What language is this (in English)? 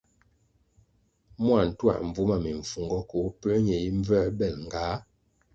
Kwasio